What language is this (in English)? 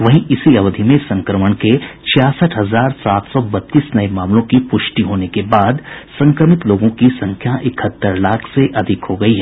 Hindi